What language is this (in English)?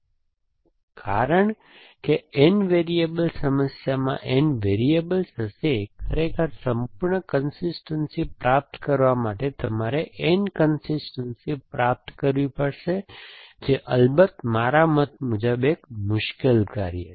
Gujarati